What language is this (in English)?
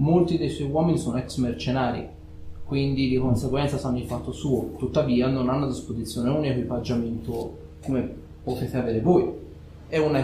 Italian